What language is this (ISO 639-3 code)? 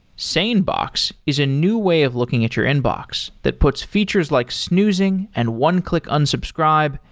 eng